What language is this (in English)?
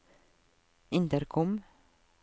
Norwegian